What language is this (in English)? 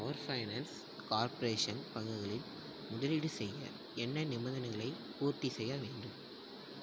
Tamil